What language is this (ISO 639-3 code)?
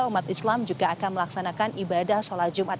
ind